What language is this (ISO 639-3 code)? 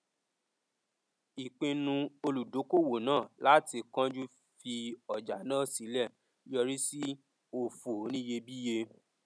yor